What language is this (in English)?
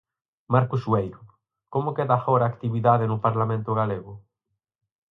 Galician